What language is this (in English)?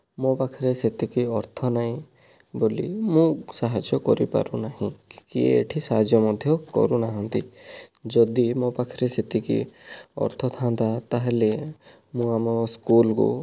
Odia